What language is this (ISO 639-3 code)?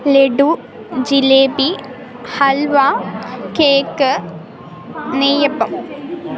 mal